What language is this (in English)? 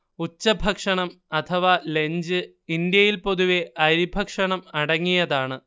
Malayalam